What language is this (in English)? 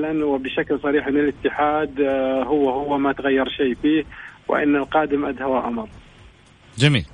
Arabic